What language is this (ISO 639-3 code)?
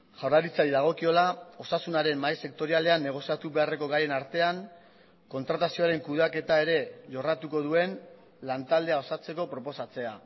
eus